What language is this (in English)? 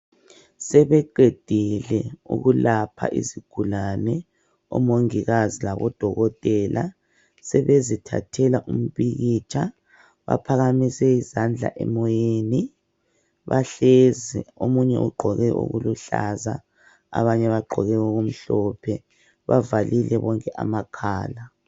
North Ndebele